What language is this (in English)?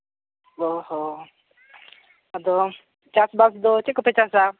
Santali